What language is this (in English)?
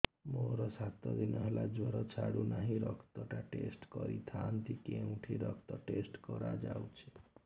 Odia